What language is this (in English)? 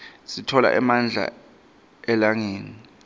Swati